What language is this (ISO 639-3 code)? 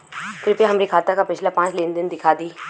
bho